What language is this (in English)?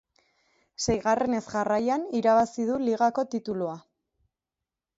Basque